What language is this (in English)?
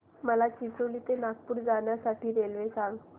Marathi